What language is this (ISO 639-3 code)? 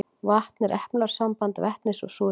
isl